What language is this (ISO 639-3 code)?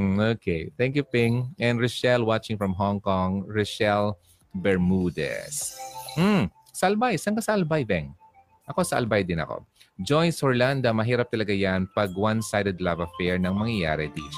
fil